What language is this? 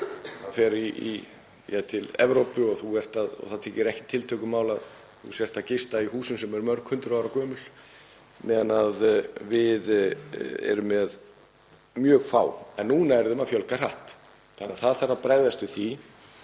Icelandic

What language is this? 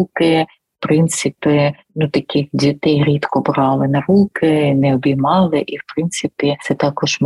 Ukrainian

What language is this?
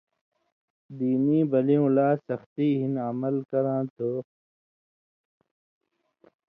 Indus Kohistani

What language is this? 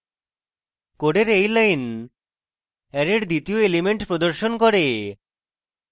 Bangla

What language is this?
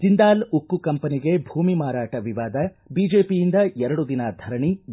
Kannada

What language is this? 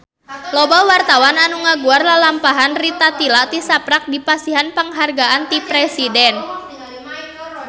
Sundanese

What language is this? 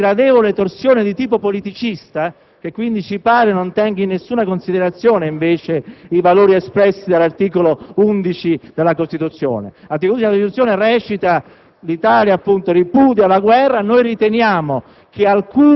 Italian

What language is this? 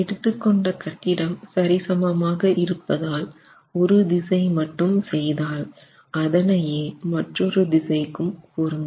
Tamil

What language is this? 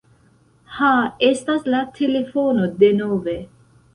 Esperanto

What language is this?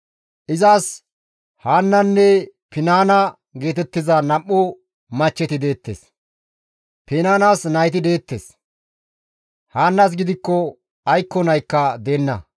Gamo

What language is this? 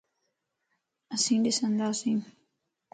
Lasi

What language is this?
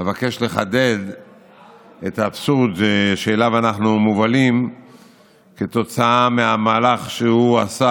Hebrew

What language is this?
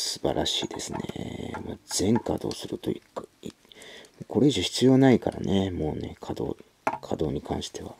Japanese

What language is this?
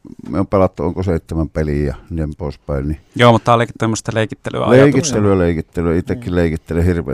Finnish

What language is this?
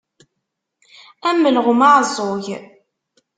Kabyle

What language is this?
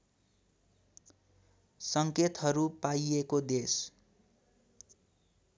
Nepali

